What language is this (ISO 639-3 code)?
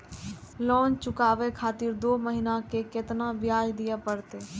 mai